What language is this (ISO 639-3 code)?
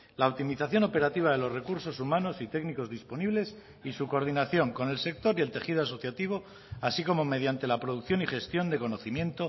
spa